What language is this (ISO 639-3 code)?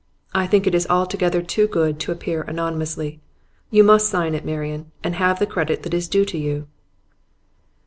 eng